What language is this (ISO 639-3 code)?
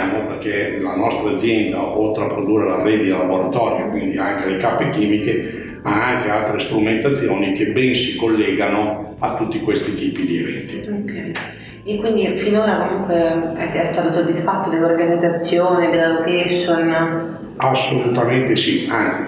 ita